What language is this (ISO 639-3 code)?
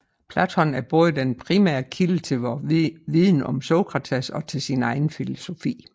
dan